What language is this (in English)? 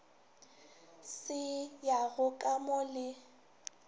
Northern Sotho